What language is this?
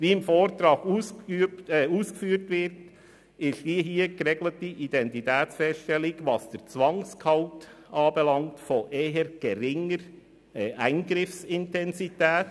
Swiss German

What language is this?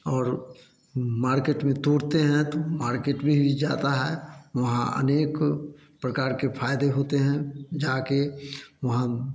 Hindi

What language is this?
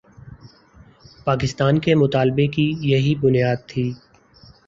Urdu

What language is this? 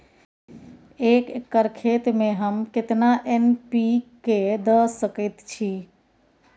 Maithili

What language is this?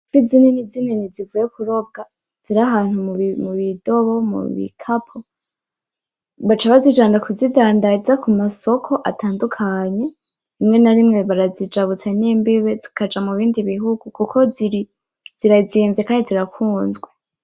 Rundi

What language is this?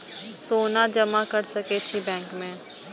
Maithili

